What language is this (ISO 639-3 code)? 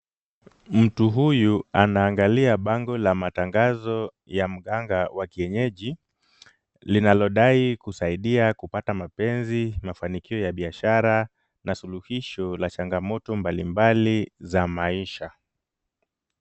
swa